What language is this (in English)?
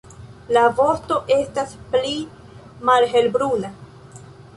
Esperanto